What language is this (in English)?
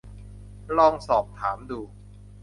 Thai